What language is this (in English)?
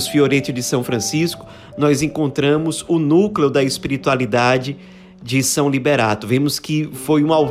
Portuguese